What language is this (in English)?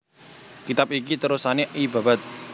Javanese